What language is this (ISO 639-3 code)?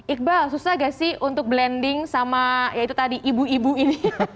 ind